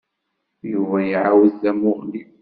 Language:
Kabyle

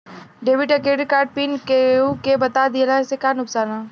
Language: Bhojpuri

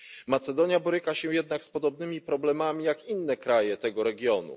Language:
Polish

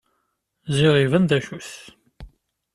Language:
Kabyle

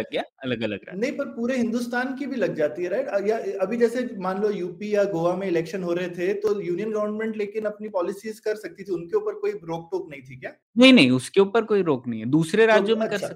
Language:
Hindi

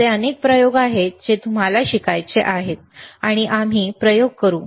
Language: Marathi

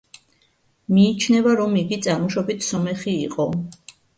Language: Georgian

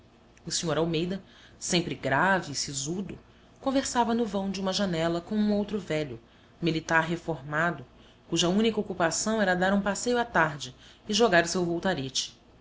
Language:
Portuguese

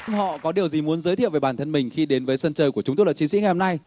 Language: Vietnamese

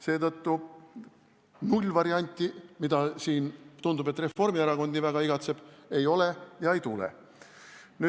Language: Estonian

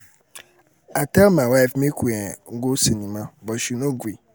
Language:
Nigerian Pidgin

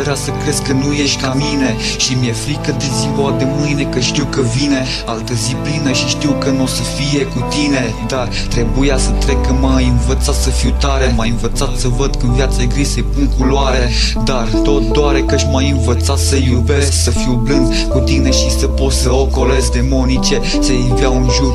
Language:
Romanian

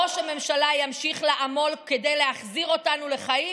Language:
Hebrew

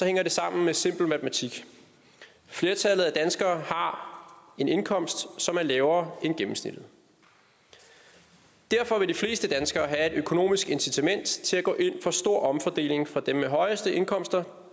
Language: Danish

